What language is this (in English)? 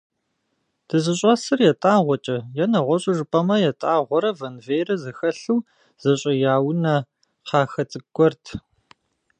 Kabardian